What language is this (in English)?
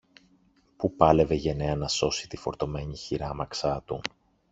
Greek